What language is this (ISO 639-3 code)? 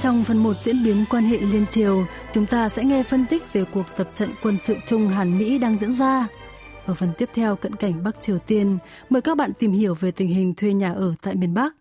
vie